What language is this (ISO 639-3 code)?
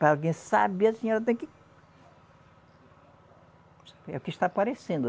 por